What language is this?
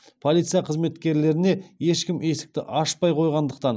Kazakh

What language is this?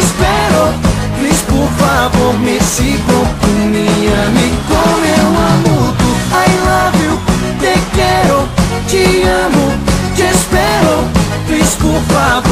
Portuguese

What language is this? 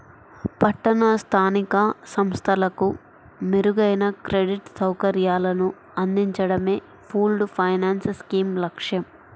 Telugu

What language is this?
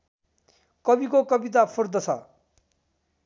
Nepali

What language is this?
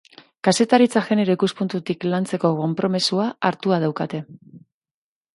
Basque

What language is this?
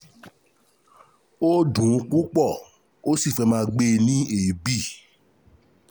Yoruba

